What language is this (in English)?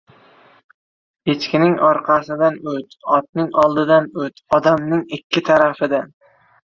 Uzbek